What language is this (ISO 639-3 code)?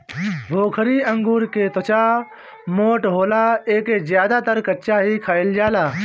bho